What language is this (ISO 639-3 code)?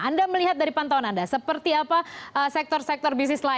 ind